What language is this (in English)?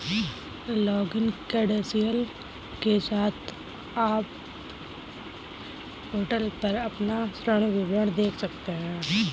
Hindi